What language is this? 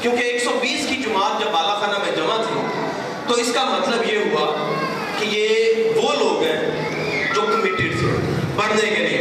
Urdu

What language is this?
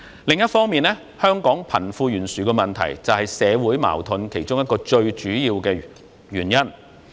Cantonese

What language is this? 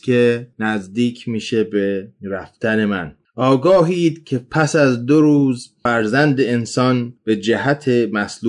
Persian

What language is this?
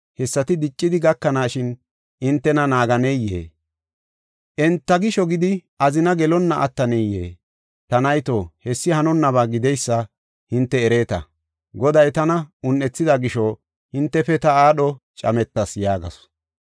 Gofa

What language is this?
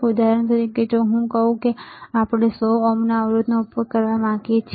Gujarati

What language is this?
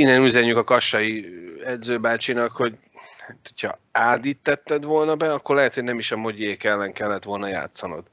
Hungarian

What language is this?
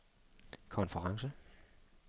Danish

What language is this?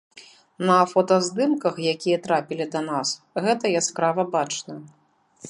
Belarusian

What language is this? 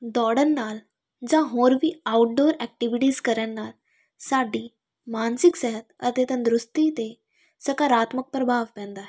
Punjabi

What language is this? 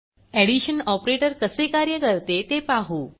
Marathi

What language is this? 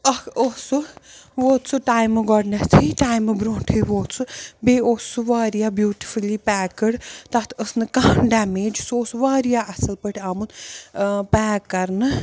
Kashmiri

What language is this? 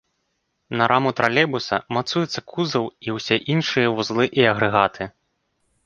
Belarusian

